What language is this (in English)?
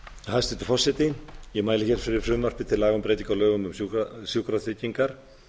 Icelandic